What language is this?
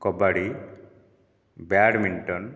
Odia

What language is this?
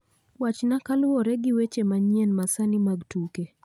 Luo (Kenya and Tanzania)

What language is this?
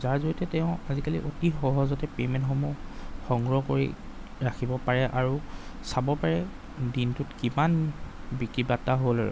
Assamese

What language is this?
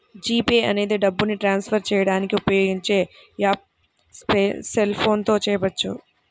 Telugu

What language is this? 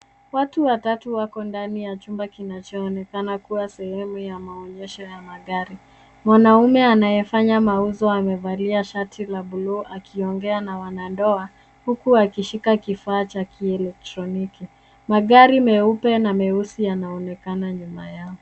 Swahili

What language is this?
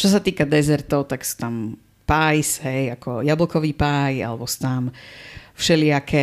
Slovak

